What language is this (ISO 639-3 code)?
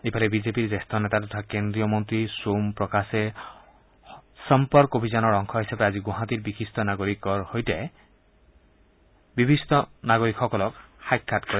asm